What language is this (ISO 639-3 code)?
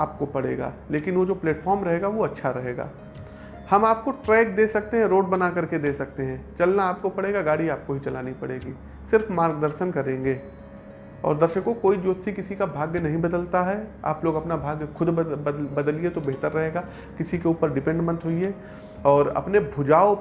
hin